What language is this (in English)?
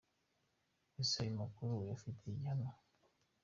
Kinyarwanda